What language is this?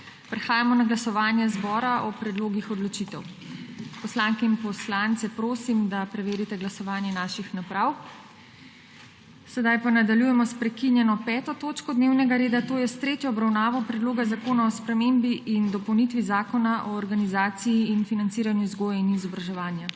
Slovenian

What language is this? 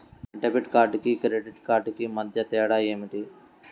Telugu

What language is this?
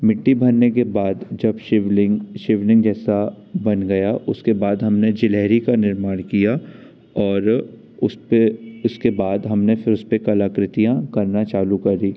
Hindi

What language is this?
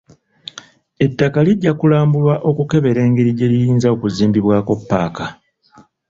Ganda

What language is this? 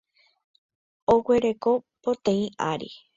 Guarani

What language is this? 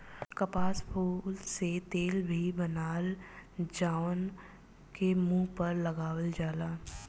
Bhojpuri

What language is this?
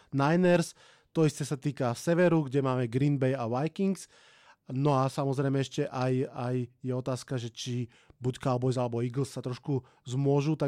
Slovak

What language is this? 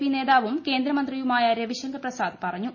Malayalam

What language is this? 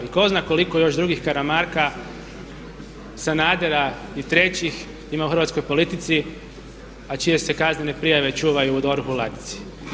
Croatian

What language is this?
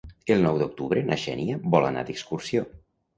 Catalan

